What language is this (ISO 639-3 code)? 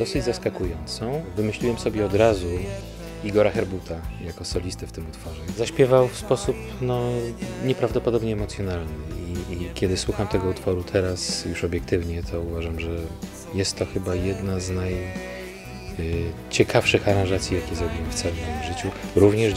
pol